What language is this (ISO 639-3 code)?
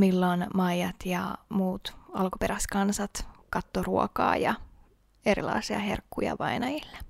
fin